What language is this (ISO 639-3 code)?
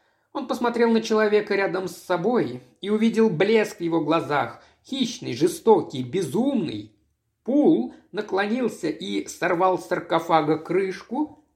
rus